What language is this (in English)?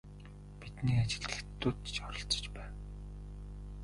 Mongolian